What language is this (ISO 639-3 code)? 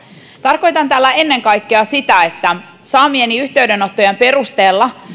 fin